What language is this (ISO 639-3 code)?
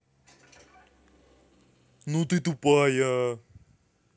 rus